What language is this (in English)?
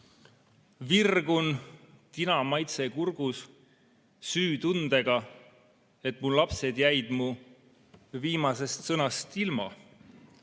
Estonian